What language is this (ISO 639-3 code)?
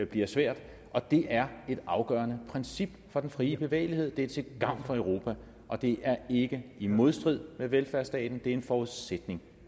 dan